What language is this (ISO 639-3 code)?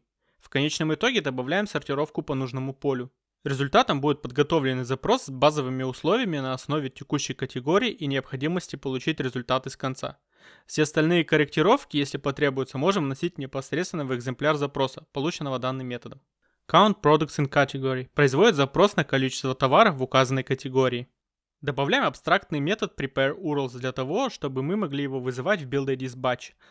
rus